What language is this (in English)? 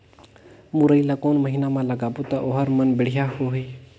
Chhattisgarhi